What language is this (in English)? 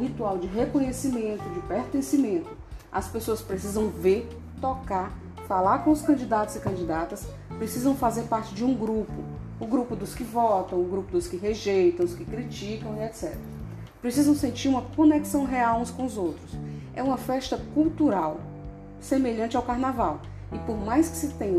Portuguese